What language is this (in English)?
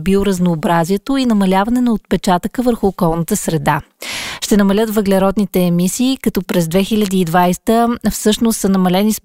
Bulgarian